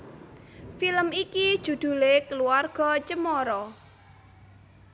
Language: Javanese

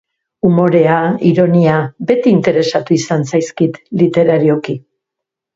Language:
Basque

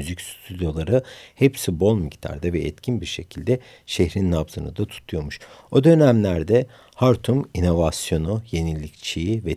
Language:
Turkish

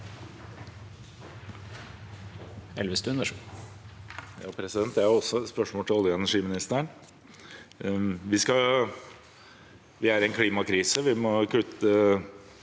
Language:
Norwegian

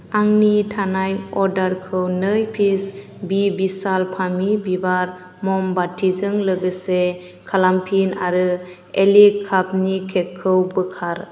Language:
Bodo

